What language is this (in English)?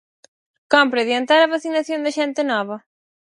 Galician